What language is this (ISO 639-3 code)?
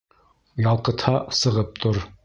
bak